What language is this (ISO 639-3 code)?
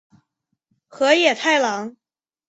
zho